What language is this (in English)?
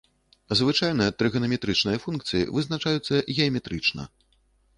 Belarusian